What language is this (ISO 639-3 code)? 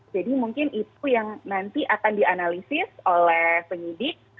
ind